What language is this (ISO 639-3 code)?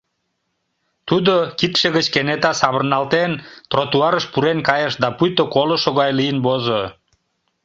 chm